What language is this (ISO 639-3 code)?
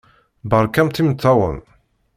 kab